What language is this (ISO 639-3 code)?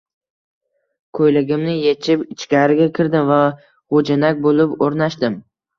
uzb